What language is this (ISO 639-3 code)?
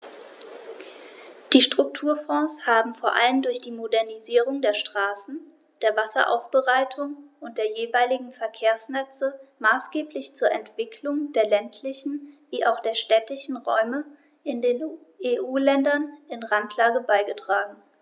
deu